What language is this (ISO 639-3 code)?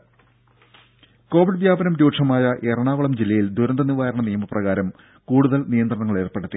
mal